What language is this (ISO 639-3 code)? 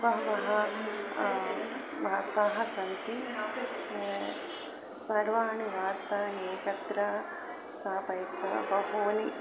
san